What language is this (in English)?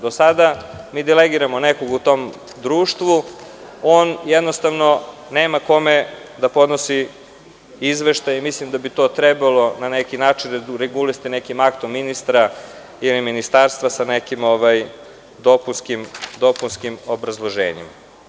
Serbian